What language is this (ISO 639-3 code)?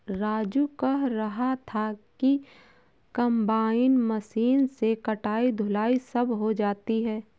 hin